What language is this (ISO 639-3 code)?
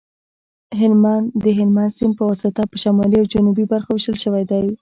pus